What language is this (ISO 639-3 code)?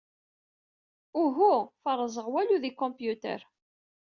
kab